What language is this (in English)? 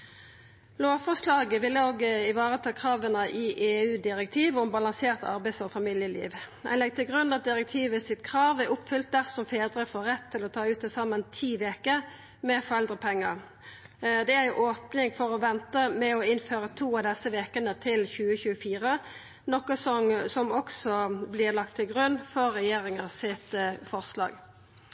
Norwegian Nynorsk